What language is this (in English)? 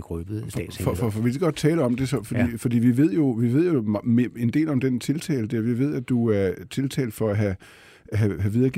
Danish